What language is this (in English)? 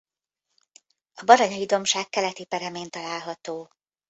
Hungarian